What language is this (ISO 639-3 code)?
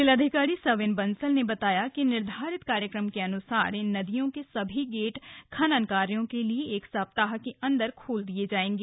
hin